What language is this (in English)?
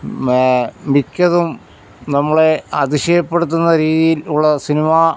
Malayalam